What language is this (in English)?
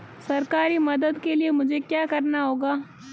Hindi